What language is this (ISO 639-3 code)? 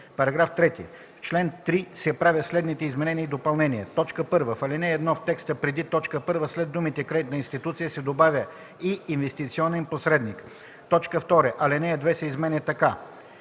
bul